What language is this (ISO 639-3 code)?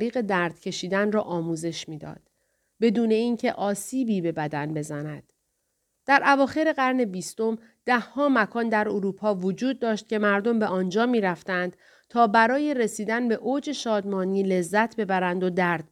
fas